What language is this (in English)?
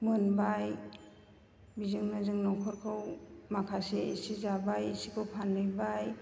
Bodo